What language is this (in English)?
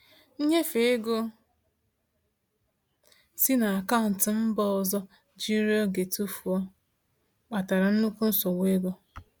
Igbo